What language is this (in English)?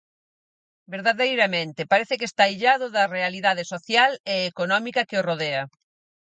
Galician